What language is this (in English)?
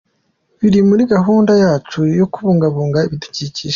Kinyarwanda